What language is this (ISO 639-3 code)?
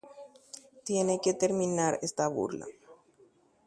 grn